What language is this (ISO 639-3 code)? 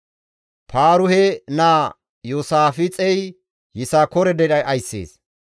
gmv